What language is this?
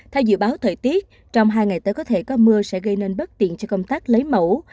Vietnamese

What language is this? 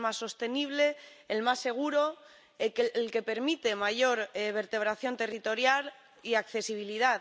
Spanish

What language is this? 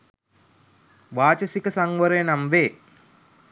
Sinhala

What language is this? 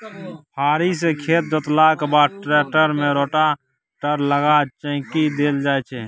Maithili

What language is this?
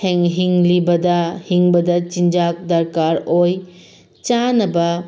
Manipuri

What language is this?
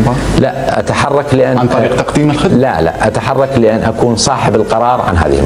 Arabic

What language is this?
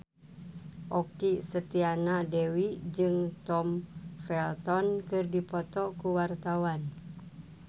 Sundanese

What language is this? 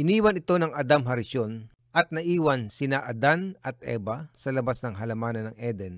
Filipino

